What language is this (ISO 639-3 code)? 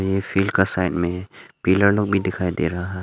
hin